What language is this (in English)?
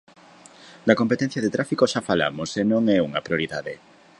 Galician